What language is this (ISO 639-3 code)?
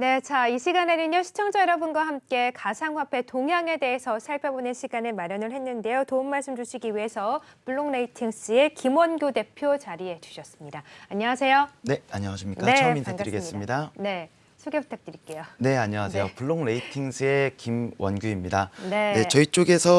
kor